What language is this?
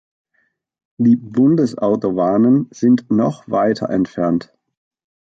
German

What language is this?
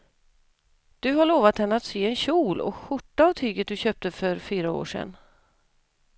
Swedish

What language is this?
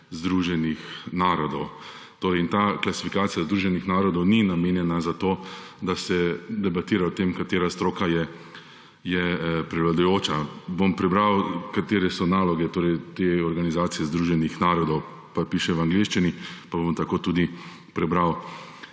Slovenian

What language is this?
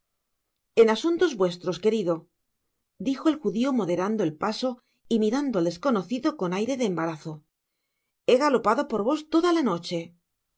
Spanish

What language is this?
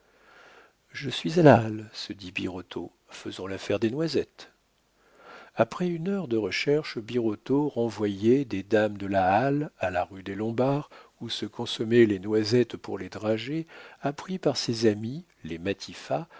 French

